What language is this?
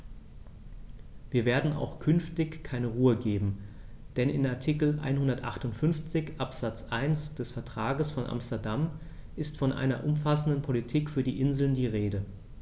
German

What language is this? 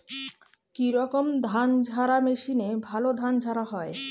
Bangla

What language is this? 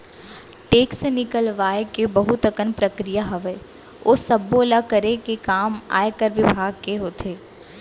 Chhattisgarhi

